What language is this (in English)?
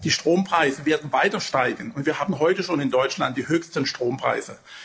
German